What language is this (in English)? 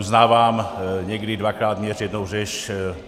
Czech